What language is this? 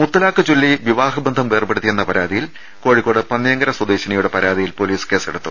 Malayalam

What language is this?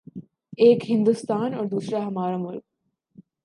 Urdu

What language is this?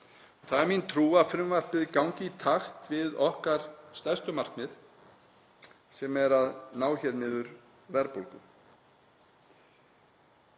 Icelandic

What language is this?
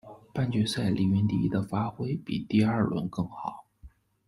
Chinese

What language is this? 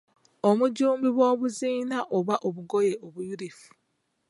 Ganda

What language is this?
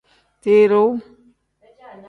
Tem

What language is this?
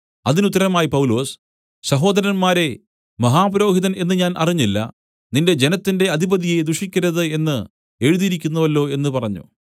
Malayalam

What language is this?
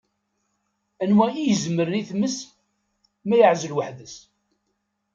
Kabyle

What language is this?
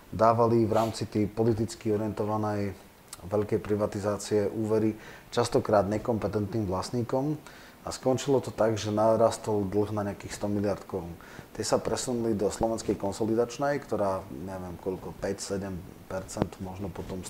Slovak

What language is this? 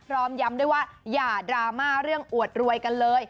Thai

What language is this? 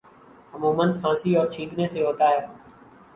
Urdu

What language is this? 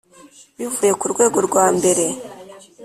Kinyarwanda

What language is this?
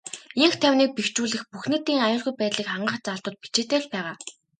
Mongolian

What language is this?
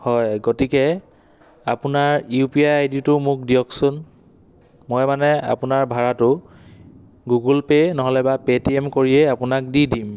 Assamese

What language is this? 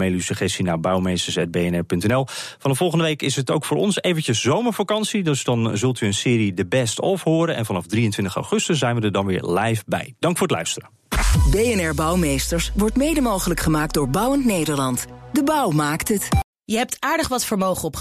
Dutch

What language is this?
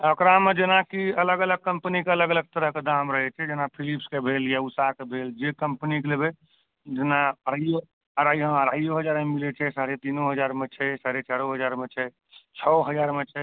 Maithili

